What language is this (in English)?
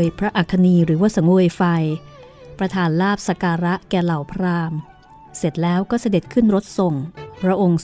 Thai